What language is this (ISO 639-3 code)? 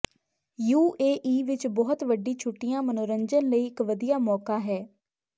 pan